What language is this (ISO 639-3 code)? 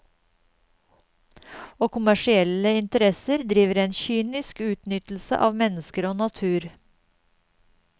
nor